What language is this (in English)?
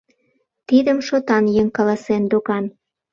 Mari